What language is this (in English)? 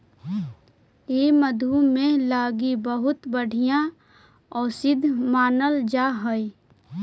Magahi